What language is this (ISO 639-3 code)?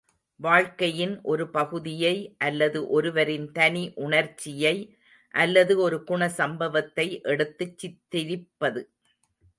tam